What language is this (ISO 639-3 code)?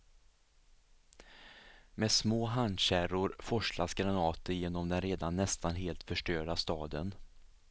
swe